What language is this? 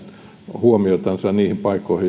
Finnish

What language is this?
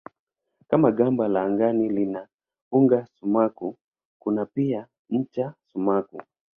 Swahili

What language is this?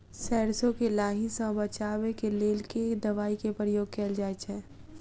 Maithili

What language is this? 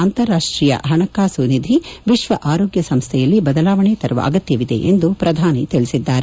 Kannada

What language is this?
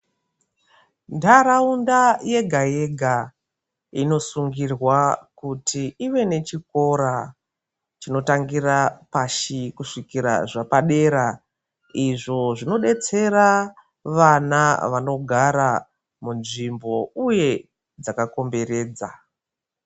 Ndau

